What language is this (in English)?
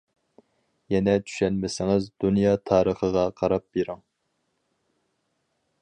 Uyghur